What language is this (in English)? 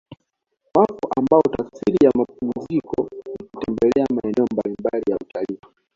Swahili